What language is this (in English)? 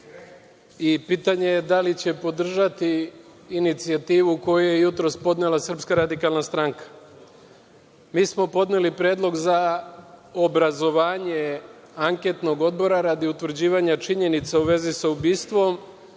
Serbian